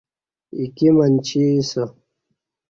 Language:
Kati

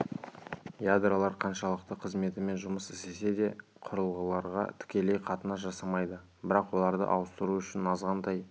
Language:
Kazakh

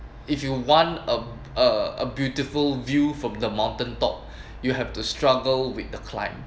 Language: English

